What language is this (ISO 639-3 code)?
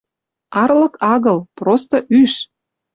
mrj